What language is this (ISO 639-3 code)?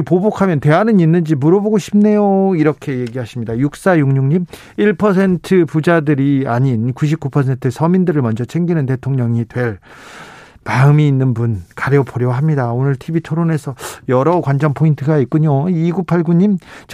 kor